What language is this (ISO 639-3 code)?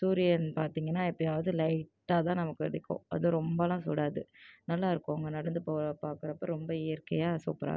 tam